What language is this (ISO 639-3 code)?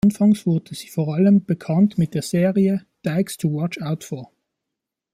deu